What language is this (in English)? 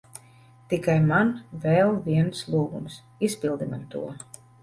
Latvian